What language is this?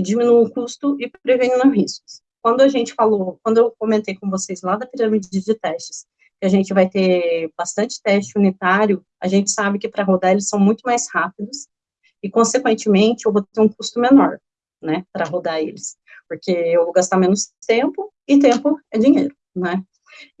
Portuguese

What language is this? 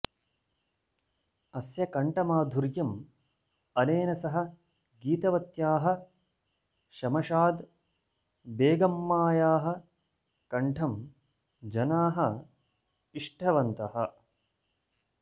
Sanskrit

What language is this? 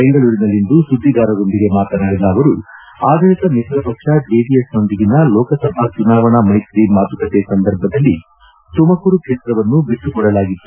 Kannada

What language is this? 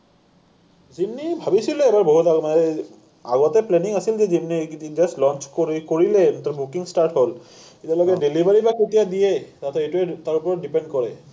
Assamese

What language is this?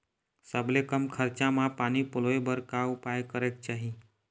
Chhattisgarhi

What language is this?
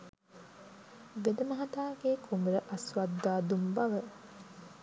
Sinhala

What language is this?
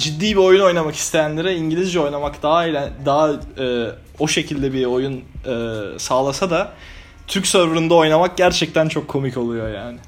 Turkish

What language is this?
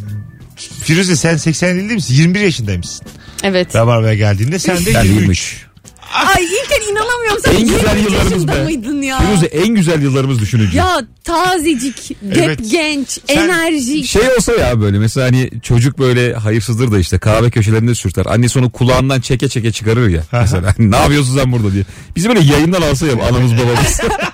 Turkish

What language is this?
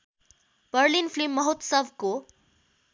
Nepali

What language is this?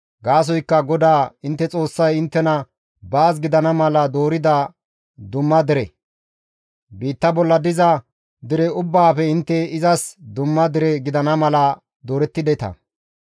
Gamo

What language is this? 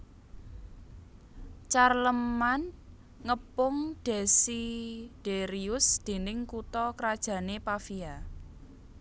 Javanese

